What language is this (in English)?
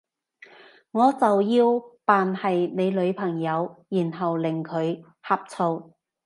Cantonese